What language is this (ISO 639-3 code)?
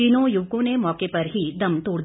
hin